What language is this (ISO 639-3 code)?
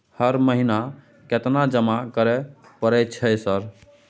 mai